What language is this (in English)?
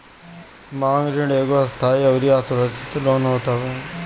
Bhojpuri